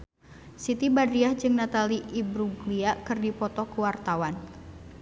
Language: Sundanese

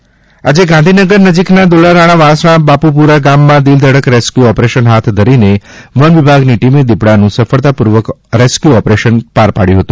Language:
Gujarati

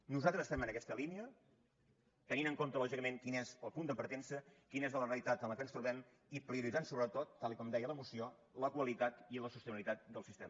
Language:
Catalan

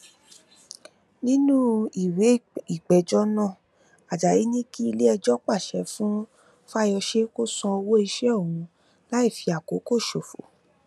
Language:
Yoruba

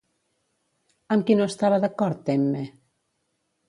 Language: Catalan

